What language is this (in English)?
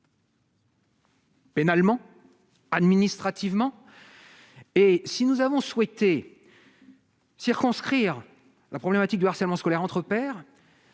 French